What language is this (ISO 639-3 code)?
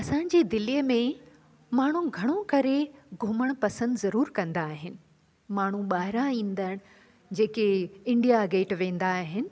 snd